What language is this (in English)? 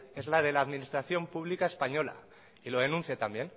Spanish